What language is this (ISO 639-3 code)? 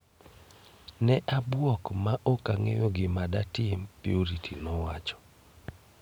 luo